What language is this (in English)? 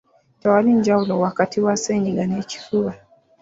Ganda